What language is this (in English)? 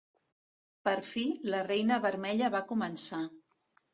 Catalan